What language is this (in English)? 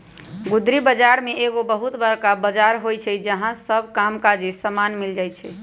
Magahi